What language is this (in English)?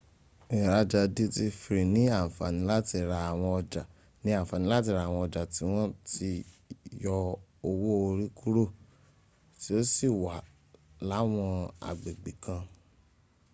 Yoruba